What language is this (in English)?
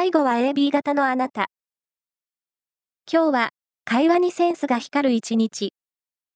Japanese